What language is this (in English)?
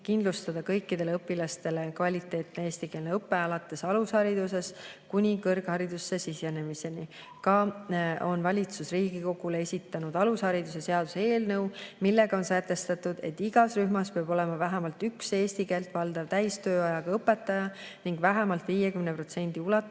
Estonian